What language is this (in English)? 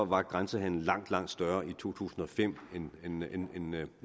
Danish